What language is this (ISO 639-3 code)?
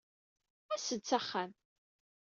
kab